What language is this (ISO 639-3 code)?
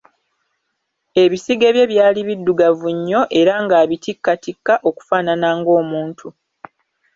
lug